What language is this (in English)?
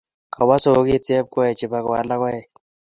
Kalenjin